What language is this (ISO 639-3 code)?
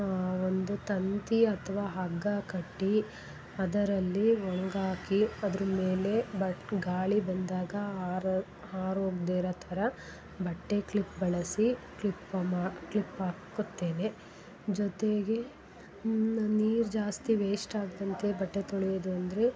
kan